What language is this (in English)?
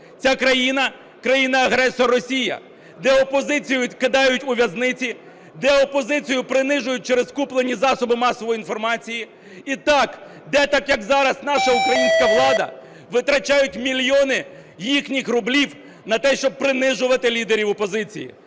Ukrainian